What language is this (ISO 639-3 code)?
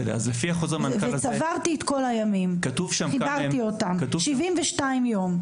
heb